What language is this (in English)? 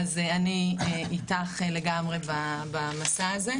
Hebrew